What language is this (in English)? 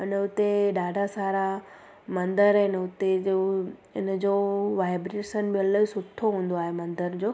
Sindhi